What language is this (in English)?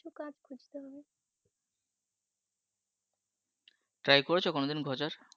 Bangla